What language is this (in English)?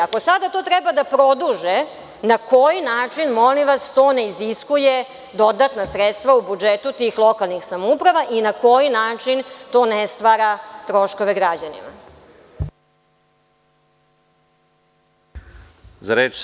Serbian